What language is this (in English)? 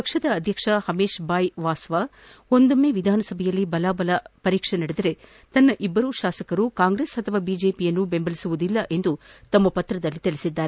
Kannada